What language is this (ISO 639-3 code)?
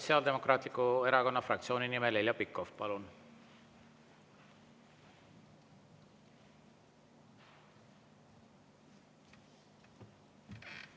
est